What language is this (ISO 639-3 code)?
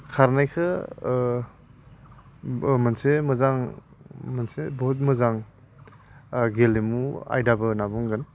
brx